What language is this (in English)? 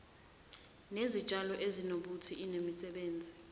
Zulu